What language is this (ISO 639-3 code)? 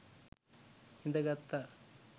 sin